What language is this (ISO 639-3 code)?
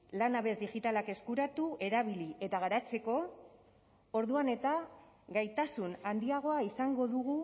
eus